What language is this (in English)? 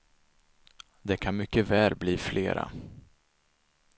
Swedish